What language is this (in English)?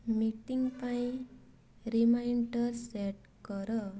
Odia